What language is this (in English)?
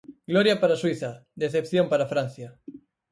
Galician